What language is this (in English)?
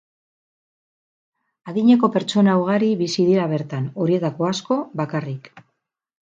Basque